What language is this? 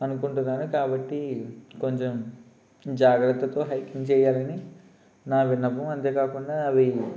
Telugu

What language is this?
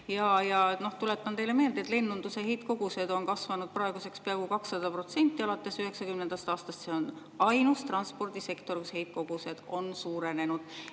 Estonian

